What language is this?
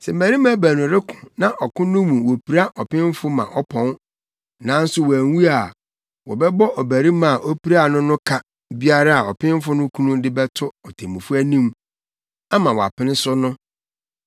Akan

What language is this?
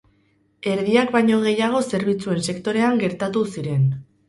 Basque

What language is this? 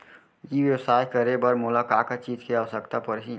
Chhattisgarhi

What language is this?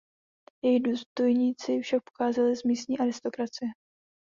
Czech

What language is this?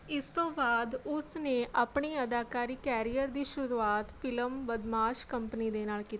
Punjabi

